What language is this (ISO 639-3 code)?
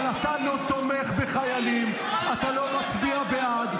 heb